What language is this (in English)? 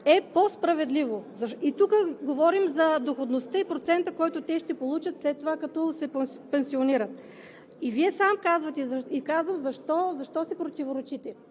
Bulgarian